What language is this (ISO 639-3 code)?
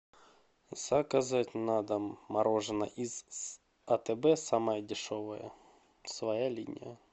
rus